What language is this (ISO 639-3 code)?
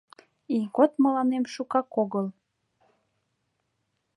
chm